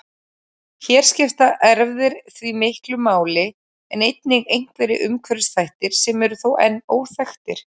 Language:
Icelandic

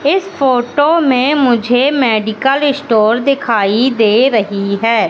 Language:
Hindi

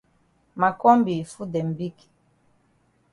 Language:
Cameroon Pidgin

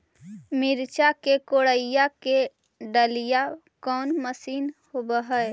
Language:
Magahi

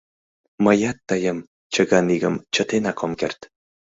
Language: Mari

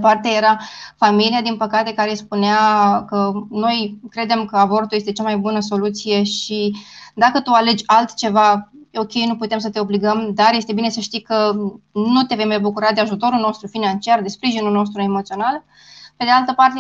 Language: Romanian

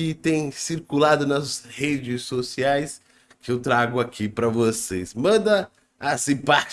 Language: Portuguese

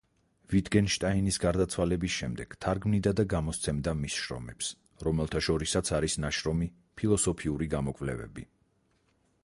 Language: Georgian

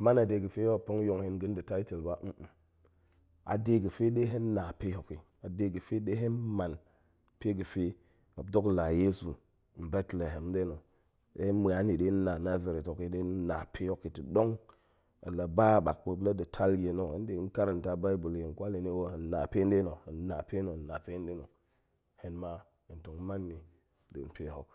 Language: Goemai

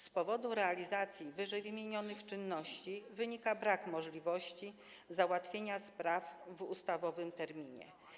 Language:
Polish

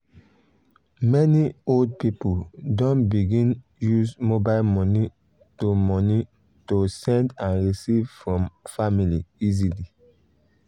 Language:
Nigerian Pidgin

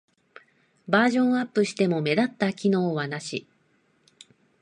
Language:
Japanese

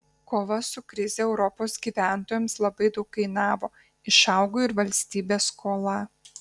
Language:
Lithuanian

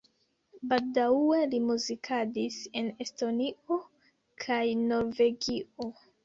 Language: Esperanto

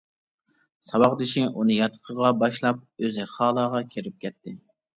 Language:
Uyghur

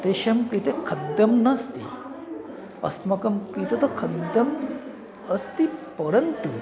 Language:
Sanskrit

